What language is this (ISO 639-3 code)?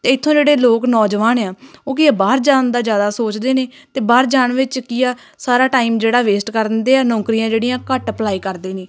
pan